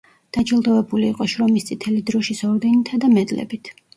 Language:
Georgian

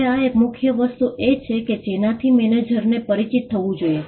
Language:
Gujarati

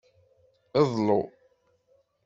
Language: Kabyle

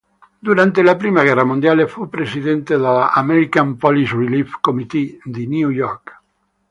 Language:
Italian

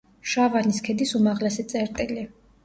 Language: Georgian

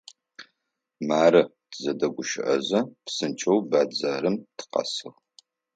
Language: Adyghe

